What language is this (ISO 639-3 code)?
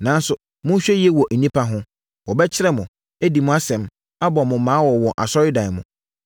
aka